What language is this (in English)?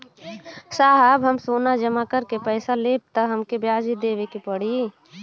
Bhojpuri